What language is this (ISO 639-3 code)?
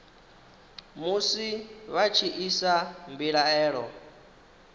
ven